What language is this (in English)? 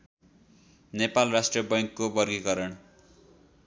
Nepali